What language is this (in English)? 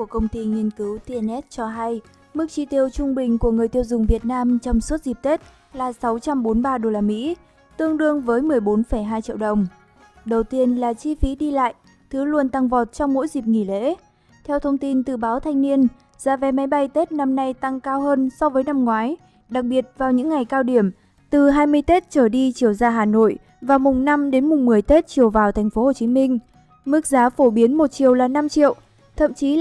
Vietnamese